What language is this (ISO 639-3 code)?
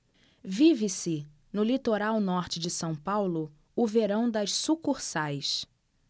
por